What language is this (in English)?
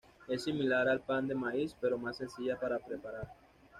Spanish